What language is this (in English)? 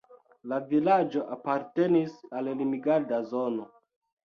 Esperanto